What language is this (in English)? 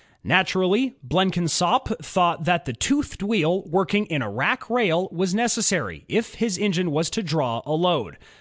English